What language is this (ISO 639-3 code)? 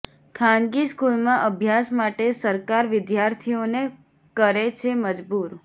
guj